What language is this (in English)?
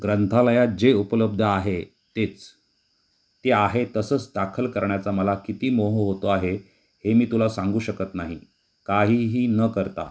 Marathi